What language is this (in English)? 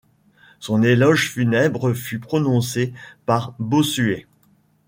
French